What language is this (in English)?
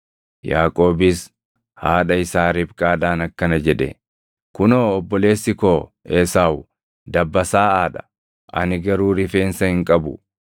Oromo